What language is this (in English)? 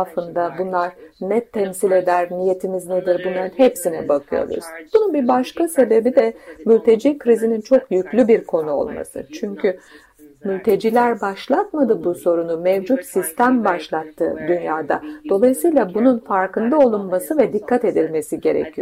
Turkish